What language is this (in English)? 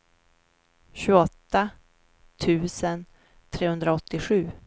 Swedish